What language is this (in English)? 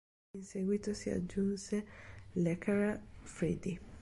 Italian